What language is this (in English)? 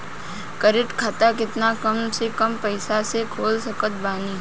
Bhojpuri